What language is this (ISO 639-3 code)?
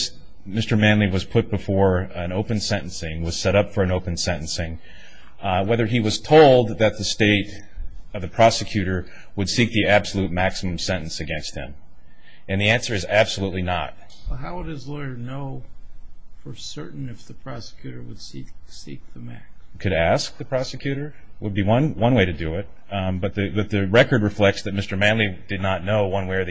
eng